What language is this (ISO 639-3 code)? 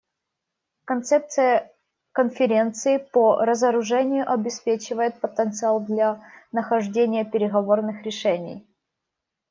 rus